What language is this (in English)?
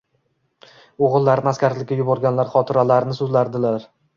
Uzbek